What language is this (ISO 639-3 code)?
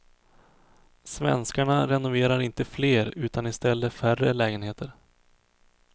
swe